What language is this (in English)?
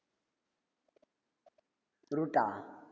Tamil